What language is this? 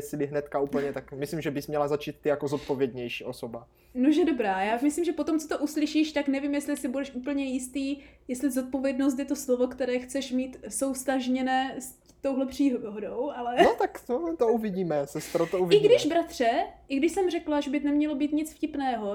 Czech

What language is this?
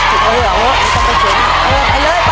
Thai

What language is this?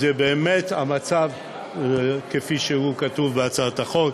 Hebrew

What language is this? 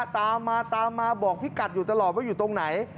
Thai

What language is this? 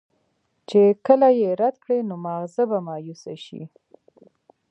Pashto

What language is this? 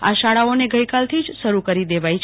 Gujarati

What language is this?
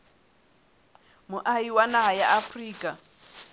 Southern Sotho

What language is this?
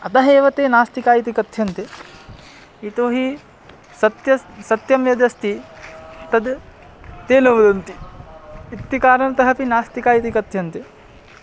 Sanskrit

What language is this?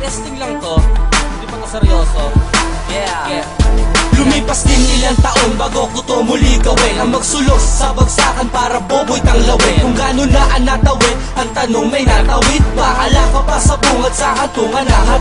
Indonesian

